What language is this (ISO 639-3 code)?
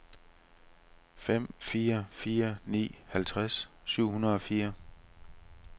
dan